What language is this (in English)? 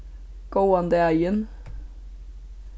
Faroese